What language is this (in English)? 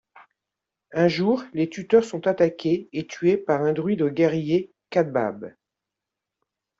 French